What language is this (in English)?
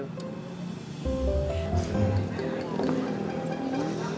Indonesian